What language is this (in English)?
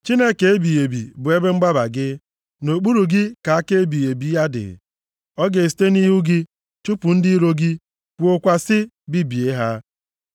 Igbo